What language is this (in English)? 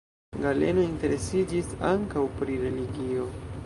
Esperanto